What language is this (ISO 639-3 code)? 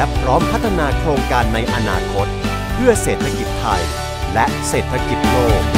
tha